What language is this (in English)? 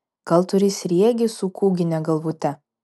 Lithuanian